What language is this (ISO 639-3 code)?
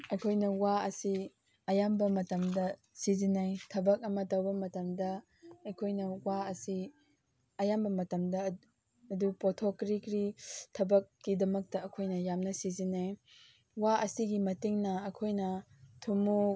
mni